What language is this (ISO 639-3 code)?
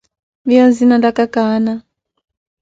eko